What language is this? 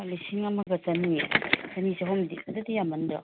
Manipuri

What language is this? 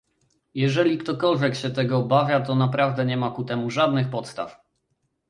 Polish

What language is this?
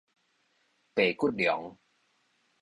Min Nan Chinese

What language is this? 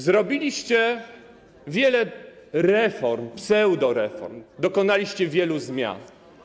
Polish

